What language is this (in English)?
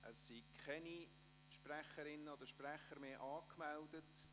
Swiss German